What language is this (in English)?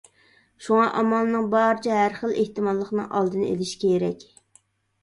Uyghur